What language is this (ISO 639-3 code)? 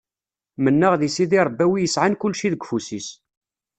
kab